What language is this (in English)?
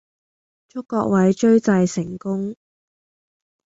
Cantonese